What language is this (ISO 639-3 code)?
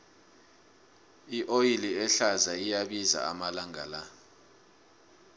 nbl